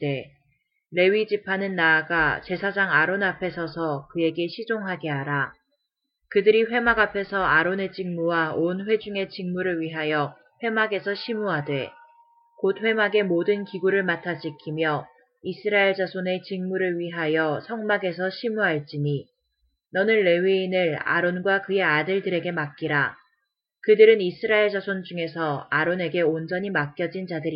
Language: Korean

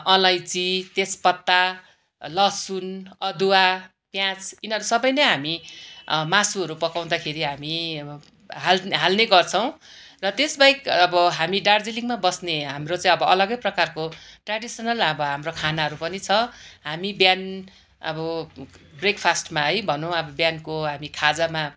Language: Nepali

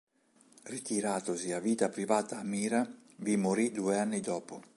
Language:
Italian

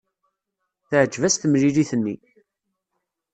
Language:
Kabyle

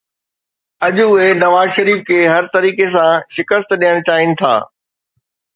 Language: Sindhi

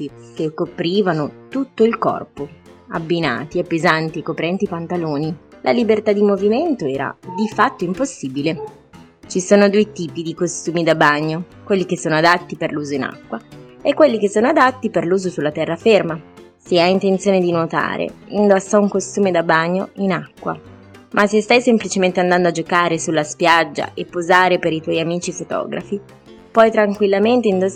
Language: Italian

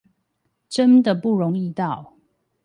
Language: Chinese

